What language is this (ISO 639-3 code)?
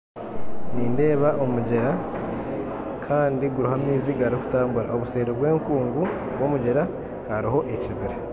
nyn